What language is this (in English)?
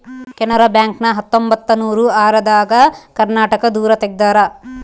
Kannada